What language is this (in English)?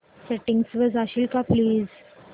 Marathi